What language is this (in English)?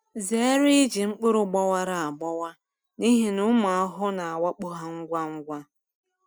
Igbo